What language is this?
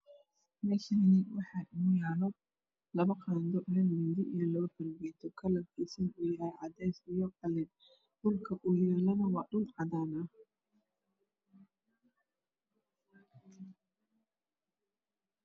Somali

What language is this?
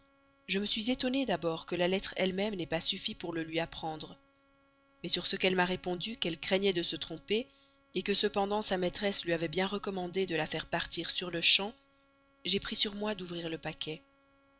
French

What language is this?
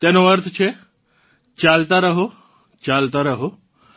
Gujarati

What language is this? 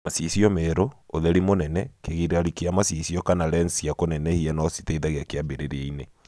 Kikuyu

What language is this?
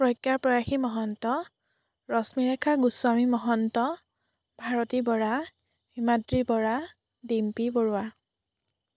Assamese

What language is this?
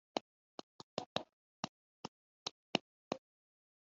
Kinyarwanda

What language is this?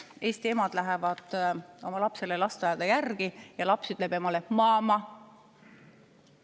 Estonian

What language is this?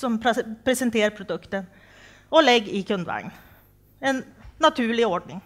Swedish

